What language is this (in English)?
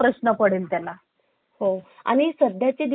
Marathi